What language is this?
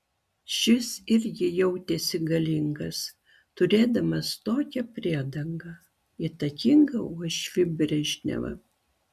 Lithuanian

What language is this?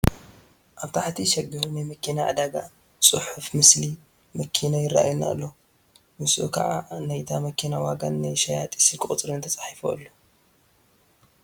Tigrinya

